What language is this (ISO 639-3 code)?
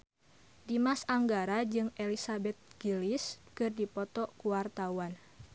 sun